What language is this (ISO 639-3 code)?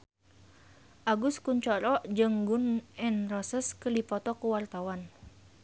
sun